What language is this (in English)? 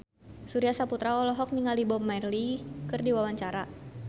Sundanese